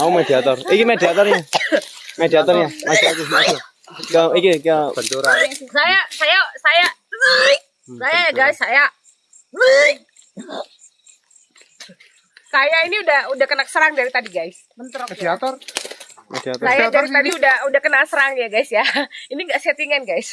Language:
Indonesian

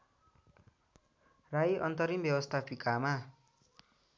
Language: Nepali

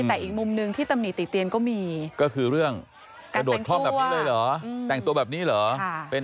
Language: Thai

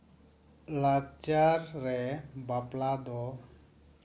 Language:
Santali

